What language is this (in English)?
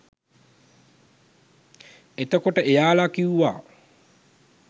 Sinhala